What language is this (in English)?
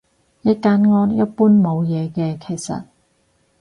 Cantonese